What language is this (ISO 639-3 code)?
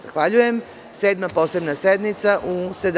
srp